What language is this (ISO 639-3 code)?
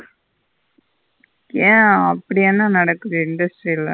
tam